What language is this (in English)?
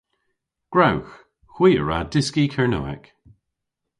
Cornish